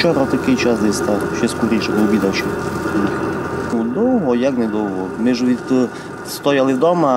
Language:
Ukrainian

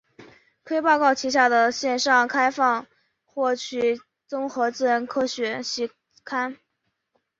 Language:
Chinese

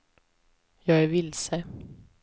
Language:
Swedish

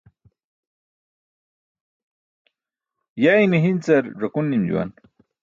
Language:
Burushaski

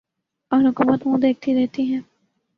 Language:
Urdu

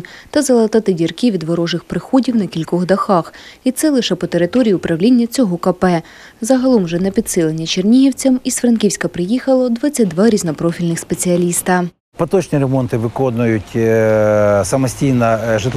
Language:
Ukrainian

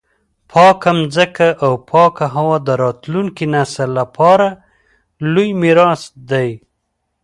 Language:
Pashto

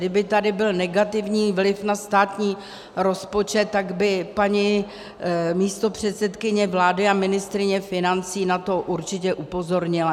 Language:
Czech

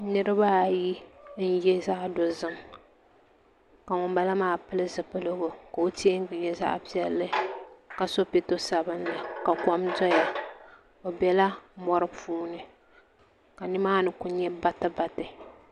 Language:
Dagbani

